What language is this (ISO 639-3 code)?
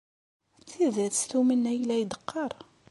kab